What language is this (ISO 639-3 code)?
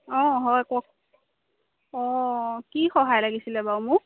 asm